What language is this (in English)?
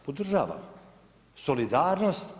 Croatian